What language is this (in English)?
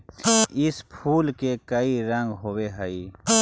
Magahi